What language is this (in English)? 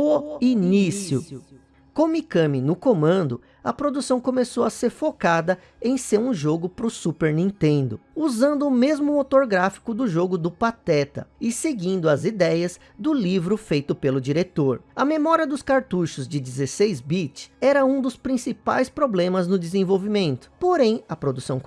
Portuguese